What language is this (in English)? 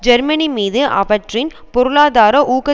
Tamil